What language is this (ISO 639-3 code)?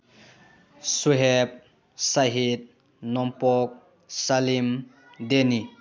mni